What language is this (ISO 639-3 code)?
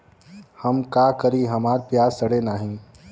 bho